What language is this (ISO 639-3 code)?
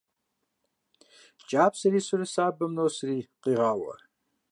kbd